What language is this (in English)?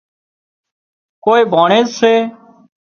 Wadiyara Koli